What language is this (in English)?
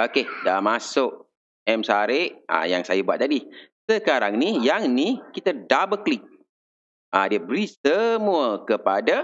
Malay